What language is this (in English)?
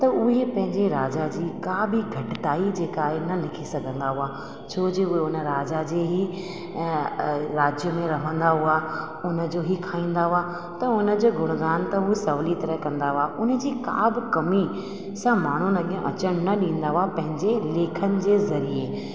Sindhi